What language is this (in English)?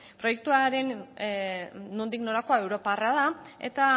Basque